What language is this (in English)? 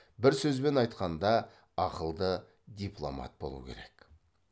Kazakh